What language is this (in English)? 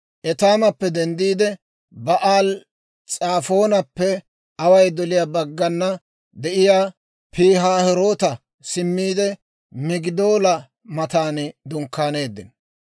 Dawro